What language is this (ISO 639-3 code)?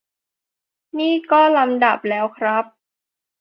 tha